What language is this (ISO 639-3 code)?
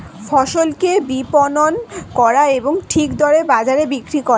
ben